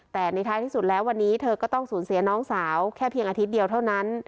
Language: Thai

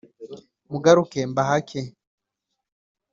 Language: Kinyarwanda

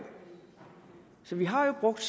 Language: Danish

